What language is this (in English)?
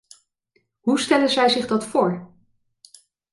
Dutch